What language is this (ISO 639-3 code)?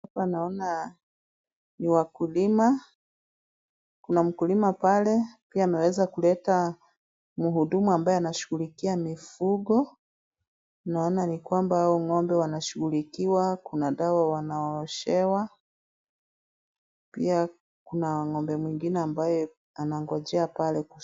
swa